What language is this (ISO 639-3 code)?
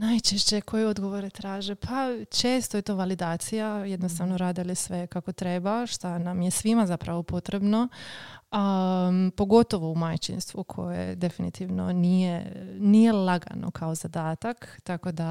hrv